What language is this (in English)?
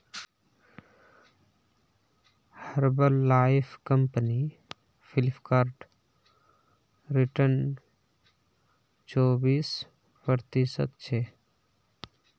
Magahi